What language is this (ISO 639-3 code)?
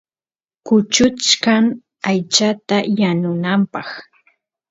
qus